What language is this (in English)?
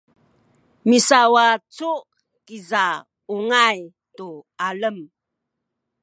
Sakizaya